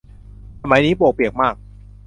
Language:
Thai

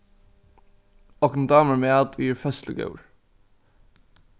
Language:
Faroese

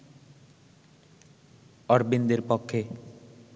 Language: Bangla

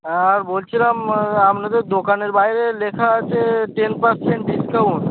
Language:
Bangla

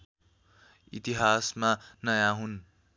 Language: Nepali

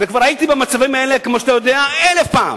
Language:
Hebrew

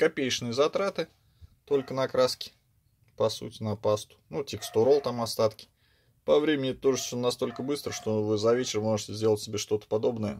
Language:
Russian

